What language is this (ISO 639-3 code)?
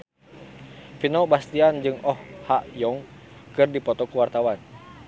sun